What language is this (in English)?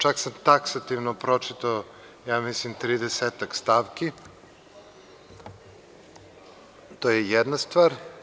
Serbian